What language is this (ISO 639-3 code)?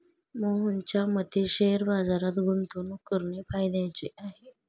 mar